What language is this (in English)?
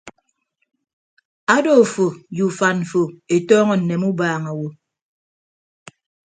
Ibibio